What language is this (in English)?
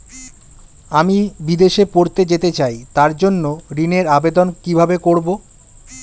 Bangla